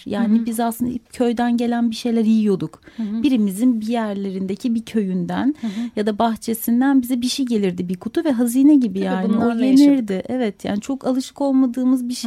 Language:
Turkish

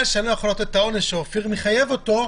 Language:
Hebrew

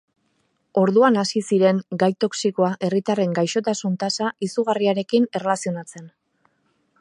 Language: Basque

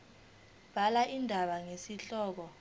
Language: Zulu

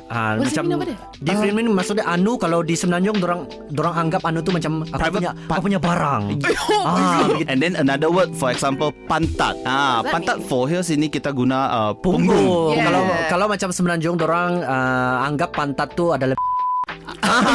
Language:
Malay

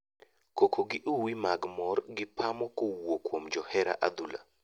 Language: Luo (Kenya and Tanzania)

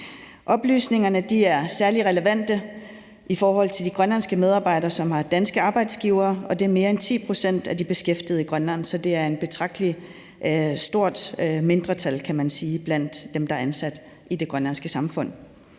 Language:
Danish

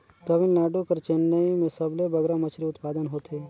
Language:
Chhattisgarhi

